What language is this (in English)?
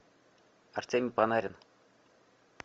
Russian